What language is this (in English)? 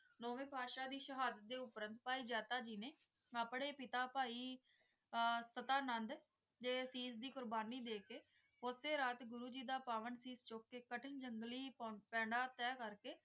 Punjabi